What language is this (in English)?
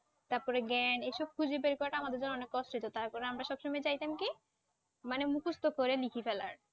Bangla